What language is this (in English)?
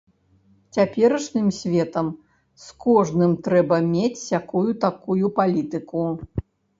Belarusian